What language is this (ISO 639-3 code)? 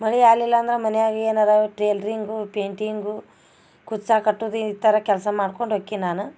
kan